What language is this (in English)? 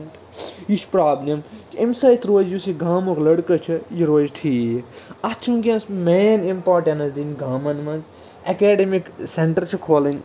Kashmiri